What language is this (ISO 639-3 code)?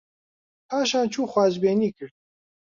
ckb